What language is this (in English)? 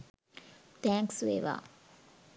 Sinhala